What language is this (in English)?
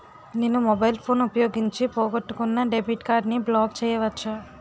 Telugu